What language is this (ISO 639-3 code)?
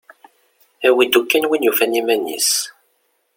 kab